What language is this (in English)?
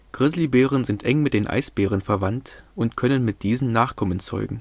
German